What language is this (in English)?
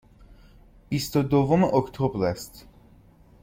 Persian